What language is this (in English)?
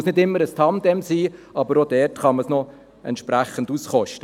Swiss German